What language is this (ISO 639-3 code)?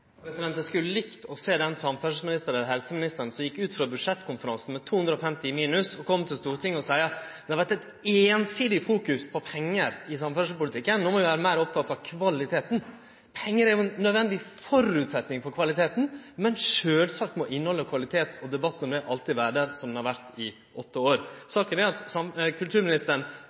nno